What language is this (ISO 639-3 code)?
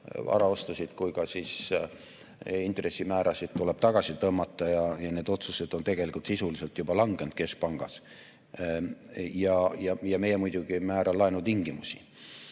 est